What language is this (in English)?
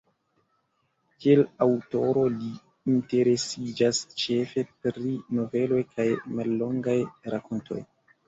Esperanto